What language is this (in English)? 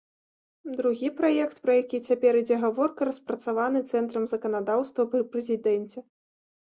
Belarusian